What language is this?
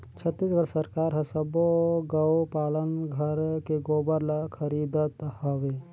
Chhattisgarhi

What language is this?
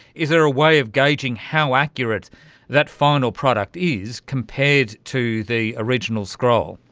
English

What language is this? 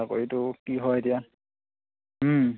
Assamese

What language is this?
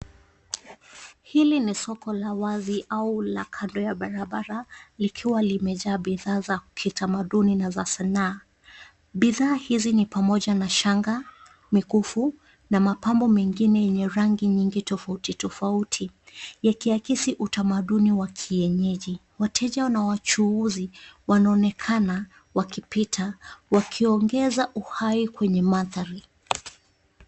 Swahili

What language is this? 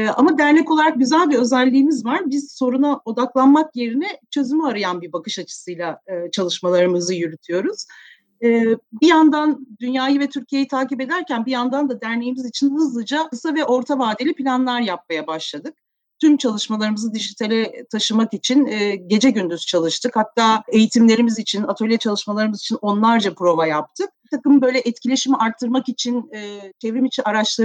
Turkish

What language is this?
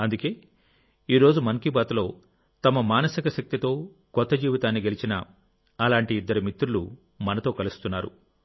Telugu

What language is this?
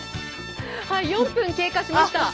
Japanese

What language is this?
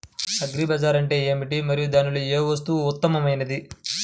Telugu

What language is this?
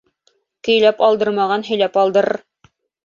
Bashkir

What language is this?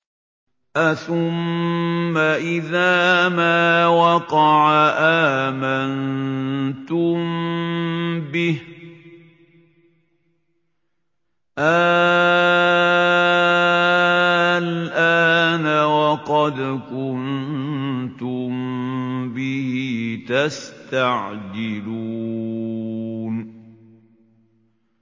Arabic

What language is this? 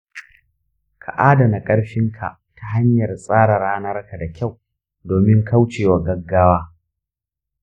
Hausa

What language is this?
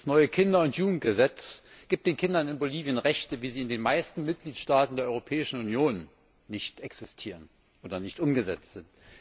German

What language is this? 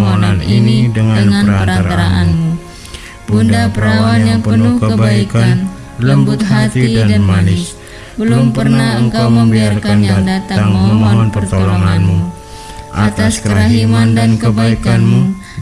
Indonesian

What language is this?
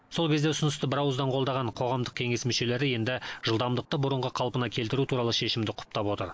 Kazakh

